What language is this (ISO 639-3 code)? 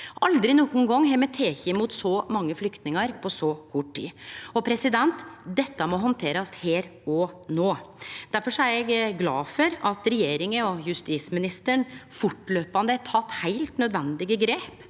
nor